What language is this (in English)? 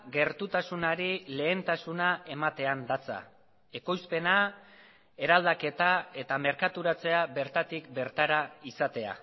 Basque